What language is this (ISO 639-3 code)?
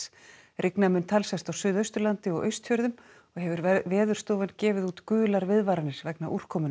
isl